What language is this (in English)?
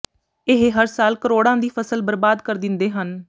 Punjabi